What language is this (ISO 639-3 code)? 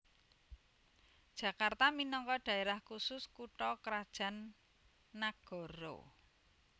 jav